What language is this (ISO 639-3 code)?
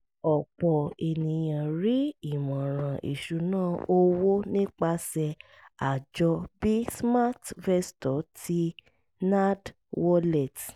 yor